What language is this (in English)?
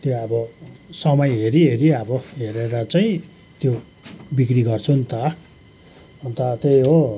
Nepali